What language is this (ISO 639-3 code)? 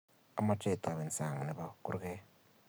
kln